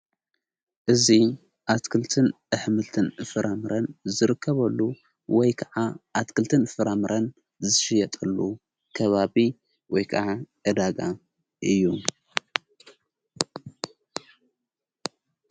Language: Tigrinya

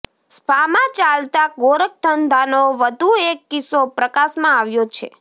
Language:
Gujarati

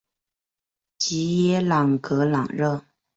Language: Chinese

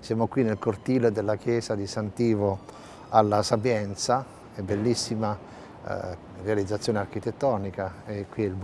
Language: Italian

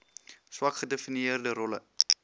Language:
Afrikaans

